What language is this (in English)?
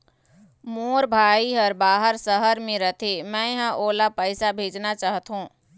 Chhattisgarhi